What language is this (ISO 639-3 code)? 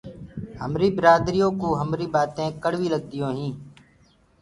ggg